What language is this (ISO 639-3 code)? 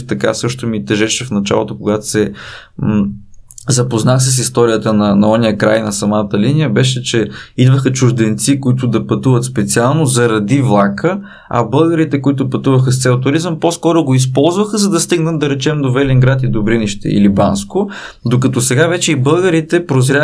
bul